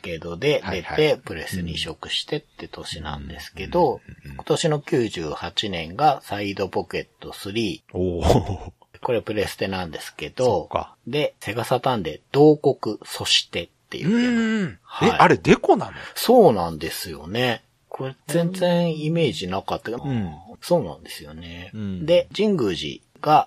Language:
Japanese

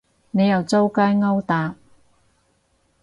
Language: Cantonese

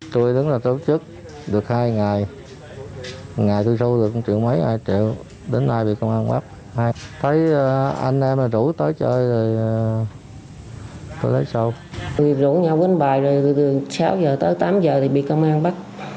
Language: Vietnamese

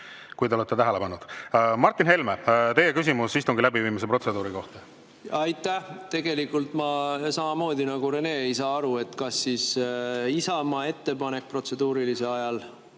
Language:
Estonian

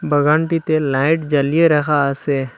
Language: Bangla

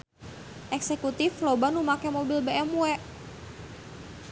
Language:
Sundanese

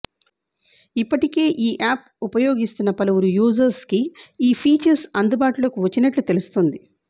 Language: Telugu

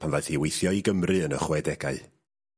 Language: Welsh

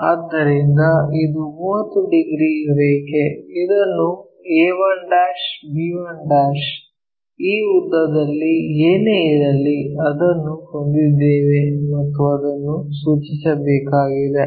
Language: Kannada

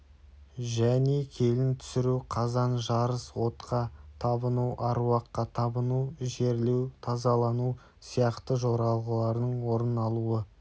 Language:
Kazakh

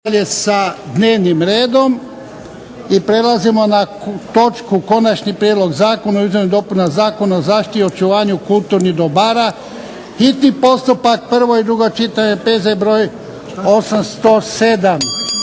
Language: Croatian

